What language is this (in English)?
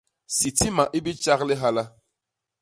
Basaa